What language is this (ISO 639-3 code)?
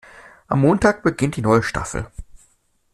deu